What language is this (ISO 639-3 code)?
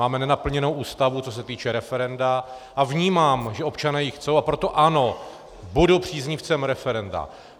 ces